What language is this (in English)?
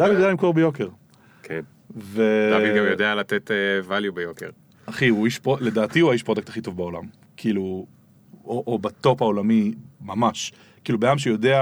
Hebrew